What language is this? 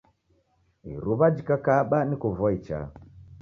Taita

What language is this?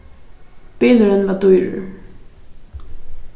Faroese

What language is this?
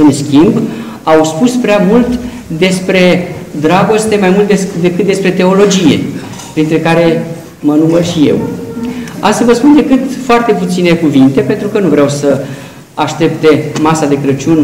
Romanian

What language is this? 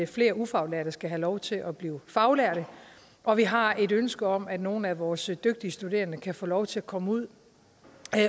Danish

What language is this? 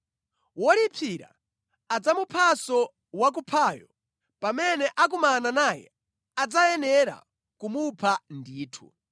Nyanja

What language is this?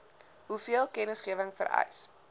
Afrikaans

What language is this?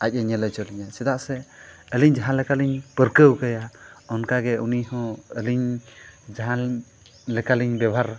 Santali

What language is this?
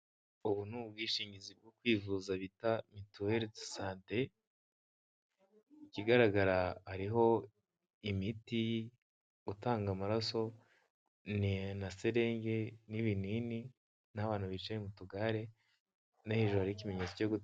Kinyarwanda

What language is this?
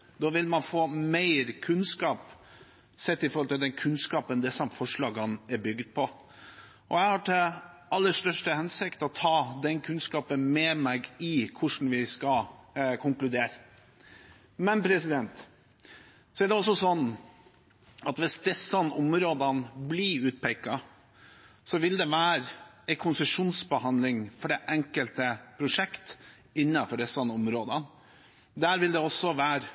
Norwegian Bokmål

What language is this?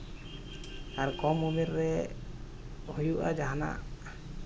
Santali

